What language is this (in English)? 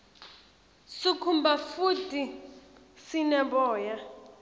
Swati